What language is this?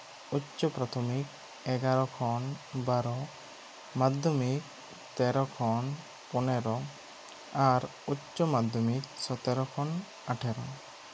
Santali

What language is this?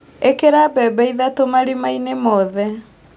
Kikuyu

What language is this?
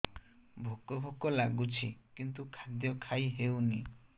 Odia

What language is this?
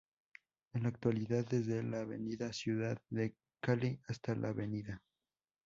Spanish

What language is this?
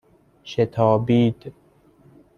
Persian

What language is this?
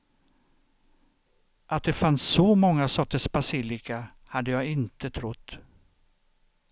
Swedish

